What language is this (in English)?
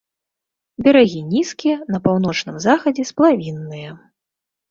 Belarusian